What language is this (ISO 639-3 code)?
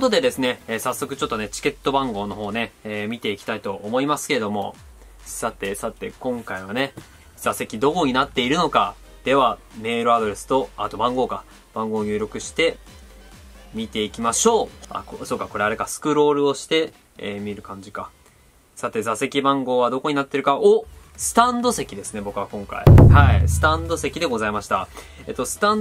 jpn